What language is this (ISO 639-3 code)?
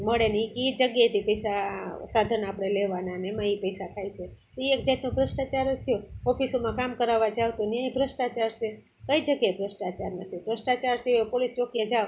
guj